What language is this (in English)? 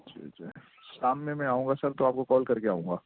Urdu